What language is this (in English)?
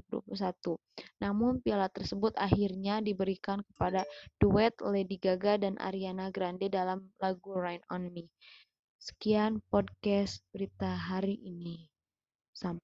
Indonesian